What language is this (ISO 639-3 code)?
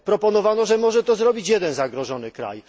pol